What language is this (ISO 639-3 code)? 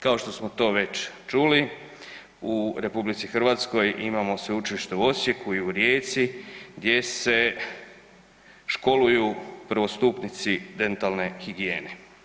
hrv